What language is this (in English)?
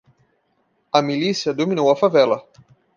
Portuguese